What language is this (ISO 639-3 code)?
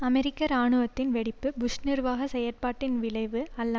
tam